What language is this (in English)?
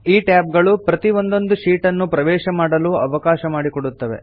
Kannada